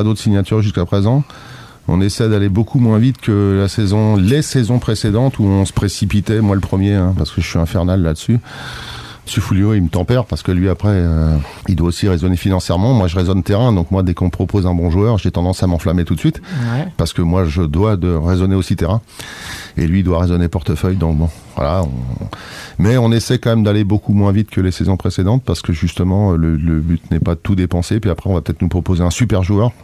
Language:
French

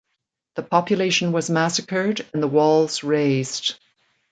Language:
English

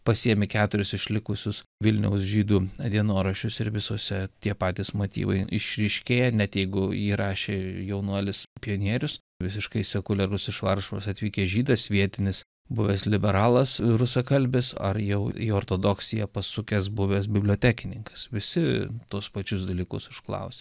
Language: Lithuanian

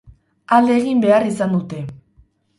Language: Basque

